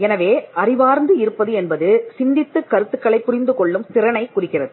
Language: Tamil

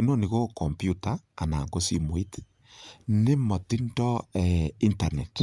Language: Kalenjin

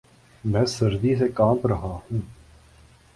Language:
Urdu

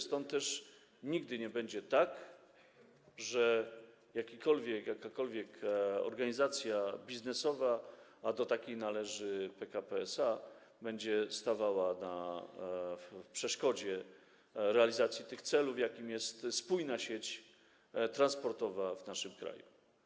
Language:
Polish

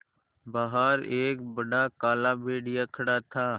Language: Hindi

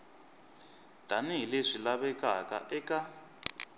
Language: Tsonga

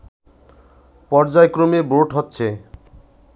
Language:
Bangla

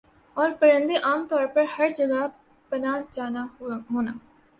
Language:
Urdu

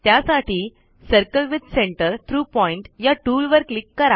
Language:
Marathi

